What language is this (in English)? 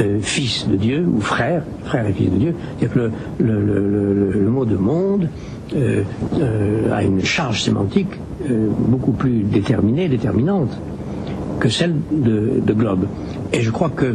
French